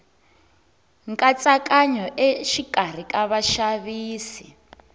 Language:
Tsonga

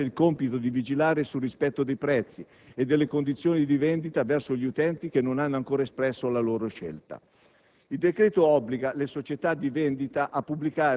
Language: Italian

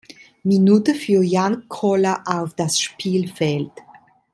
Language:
German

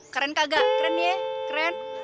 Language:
Indonesian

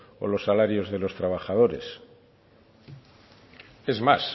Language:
Spanish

